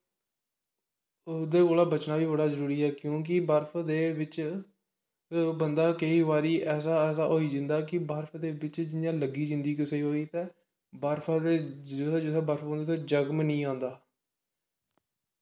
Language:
Dogri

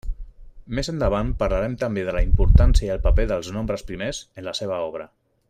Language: Catalan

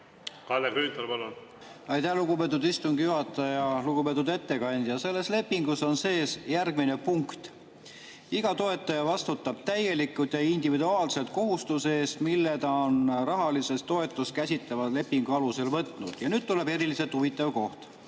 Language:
Estonian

